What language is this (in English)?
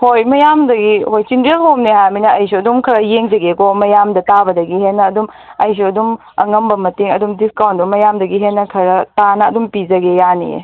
Manipuri